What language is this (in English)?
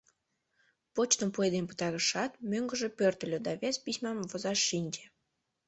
Mari